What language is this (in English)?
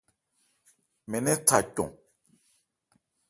Ebrié